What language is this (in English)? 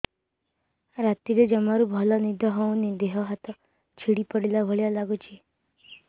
Odia